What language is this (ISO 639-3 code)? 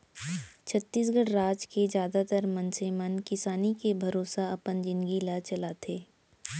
hne